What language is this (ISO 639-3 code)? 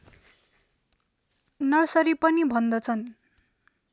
nep